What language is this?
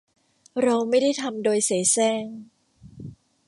Thai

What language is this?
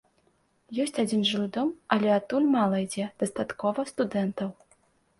Belarusian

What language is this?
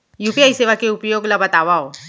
Chhattisgarhi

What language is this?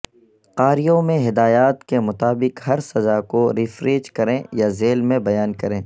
Urdu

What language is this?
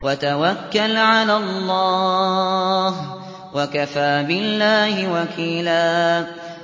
Arabic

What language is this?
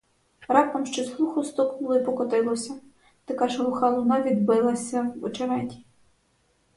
Ukrainian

